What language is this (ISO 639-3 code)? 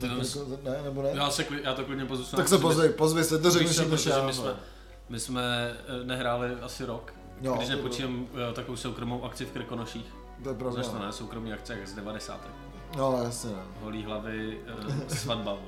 ces